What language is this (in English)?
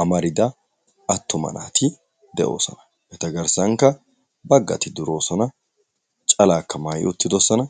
Wolaytta